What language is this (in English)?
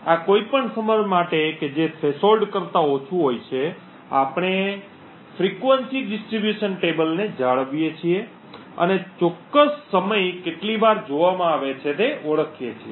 Gujarati